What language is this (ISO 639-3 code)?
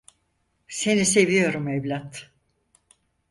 tur